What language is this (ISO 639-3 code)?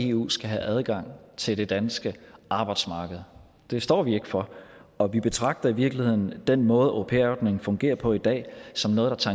dan